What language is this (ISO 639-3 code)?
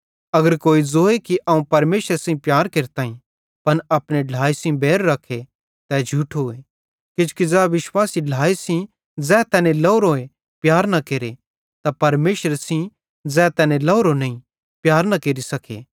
bhd